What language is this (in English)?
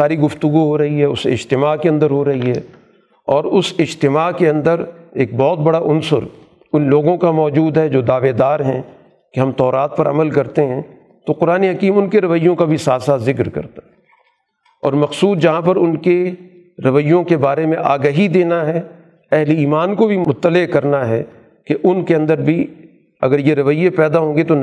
Urdu